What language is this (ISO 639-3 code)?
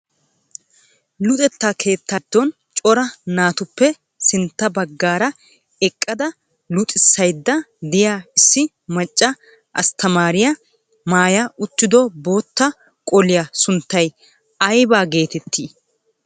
wal